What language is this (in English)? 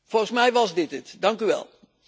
Dutch